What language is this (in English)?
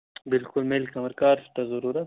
Kashmiri